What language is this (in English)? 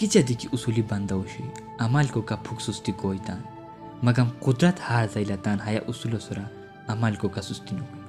Urdu